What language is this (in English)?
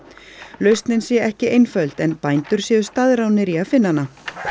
Icelandic